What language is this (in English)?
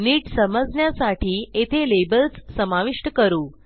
Marathi